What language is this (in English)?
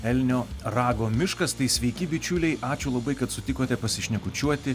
Lithuanian